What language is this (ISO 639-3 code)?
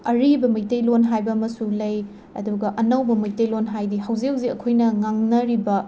mni